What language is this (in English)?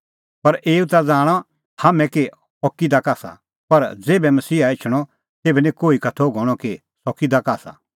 Kullu Pahari